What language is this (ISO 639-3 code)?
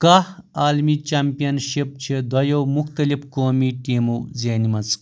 kas